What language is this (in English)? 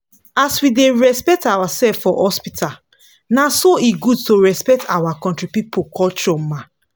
Nigerian Pidgin